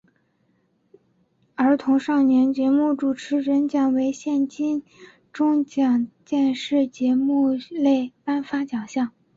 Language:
Chinese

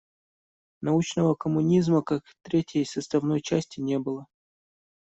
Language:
Russian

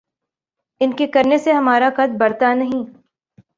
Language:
Urdu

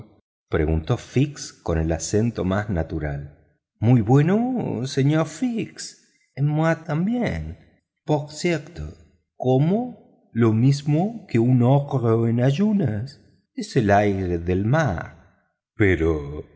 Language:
Spanish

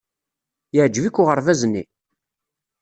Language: Kabyle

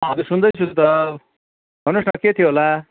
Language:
Nepali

